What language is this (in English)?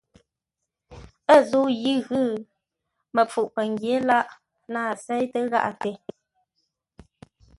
Ngombale